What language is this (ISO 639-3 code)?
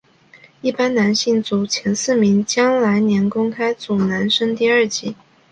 zho